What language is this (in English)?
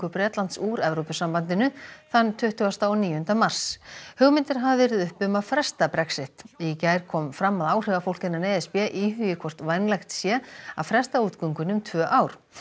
Icelandic